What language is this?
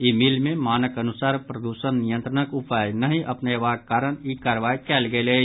Maithili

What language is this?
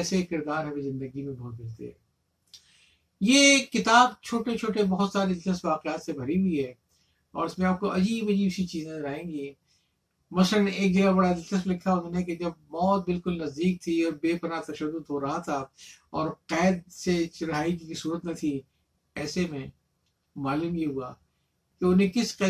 Urdu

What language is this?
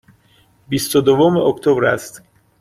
Persian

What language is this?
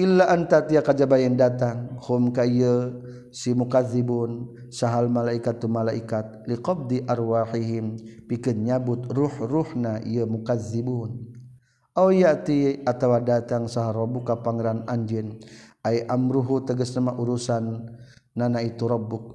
Malay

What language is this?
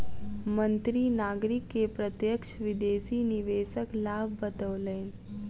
Maithili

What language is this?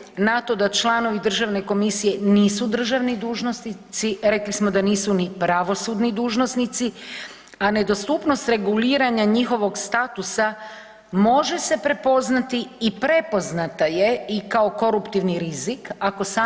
Croatian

